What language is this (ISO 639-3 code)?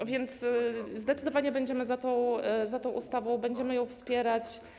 pol